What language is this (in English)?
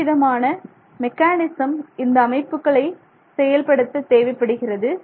Tamil